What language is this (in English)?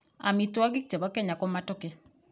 Kalenjin